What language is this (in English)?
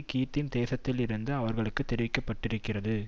Tamil